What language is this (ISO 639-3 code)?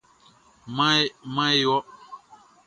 bci